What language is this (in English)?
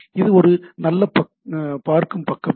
Tamil